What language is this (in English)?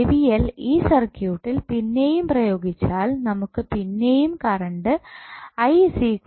Malayalam